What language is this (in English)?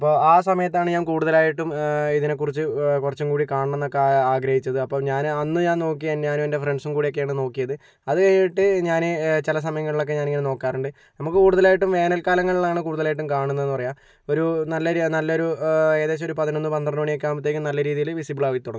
Malayalam